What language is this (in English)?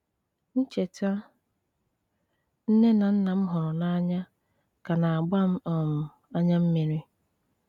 Igbo